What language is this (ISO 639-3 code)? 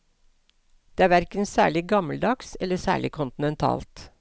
nor